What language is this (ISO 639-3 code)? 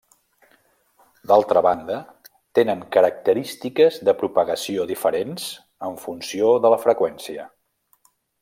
cat